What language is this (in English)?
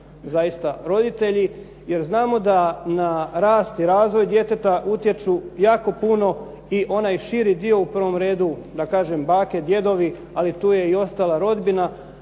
Croatian